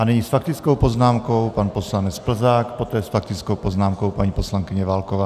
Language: Czech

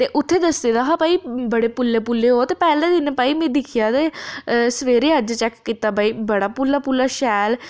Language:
Dogri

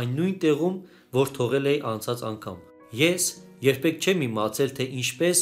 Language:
Turkish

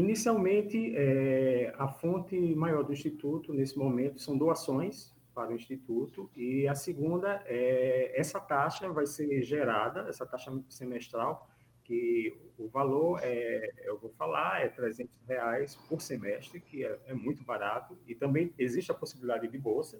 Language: Portuguese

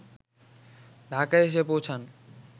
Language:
Bangla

